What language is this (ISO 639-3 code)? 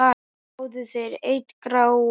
isl